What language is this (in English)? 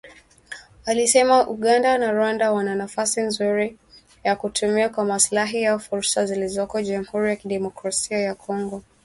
Swahili